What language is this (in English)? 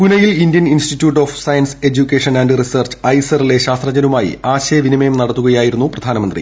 Malayalam